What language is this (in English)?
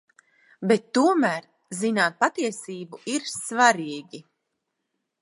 Latvian